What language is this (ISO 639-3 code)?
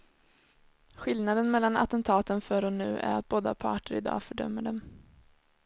swe